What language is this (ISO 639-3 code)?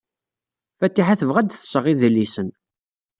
kab